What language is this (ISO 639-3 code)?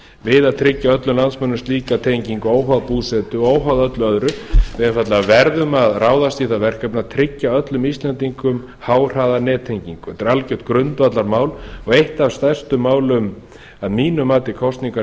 isl